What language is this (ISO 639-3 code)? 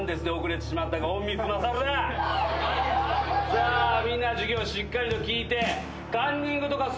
jpn